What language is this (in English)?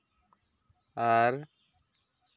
Santali